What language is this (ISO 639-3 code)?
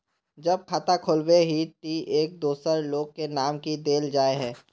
mag